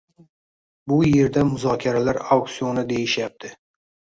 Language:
Uzbek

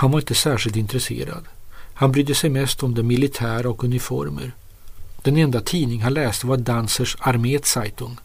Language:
Swedish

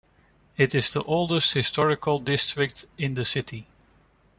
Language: English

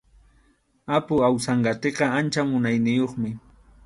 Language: Arequipa-La Unión Quechua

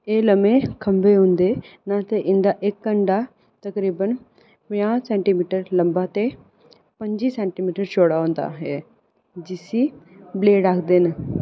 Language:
Dogri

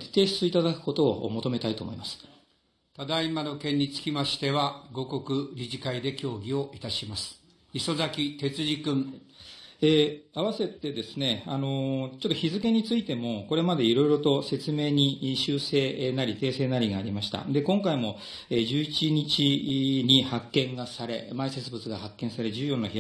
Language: Japanese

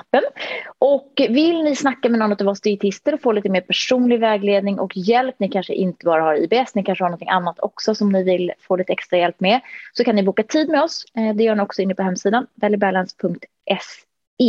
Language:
Swedish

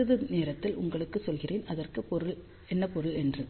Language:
Tamil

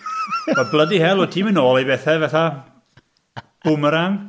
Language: Welsh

